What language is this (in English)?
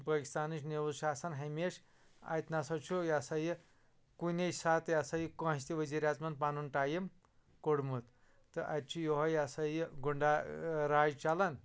Kashmiri